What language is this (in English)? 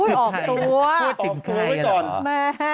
Thai